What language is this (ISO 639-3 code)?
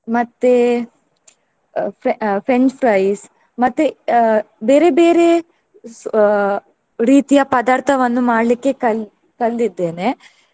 kan